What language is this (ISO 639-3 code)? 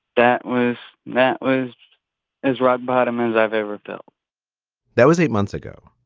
eng